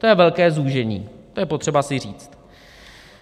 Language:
Czech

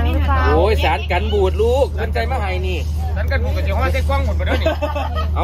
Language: Thai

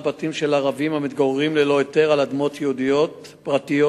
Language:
Hebrew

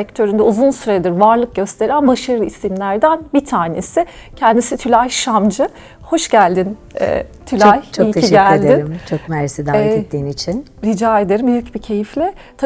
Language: Turkish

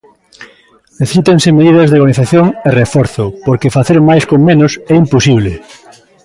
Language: Galician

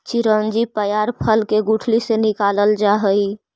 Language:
Magahi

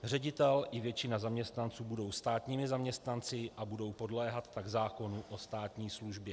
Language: Czech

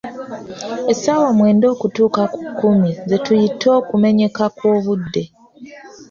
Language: Ganda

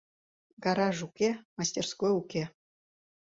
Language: Mari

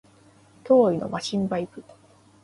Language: Japanese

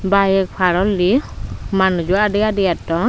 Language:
Chakma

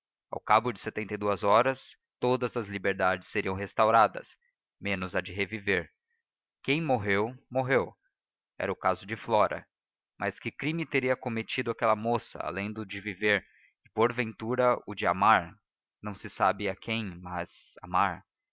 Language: Portuguese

